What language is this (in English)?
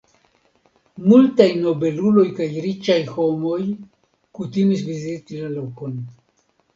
Esperanto